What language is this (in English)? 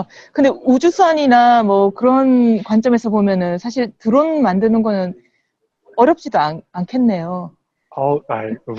Korean